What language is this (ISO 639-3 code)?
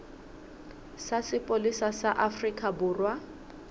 sot